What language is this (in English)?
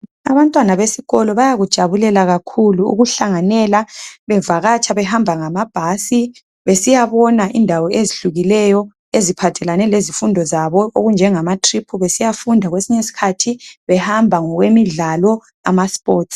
North Ndebele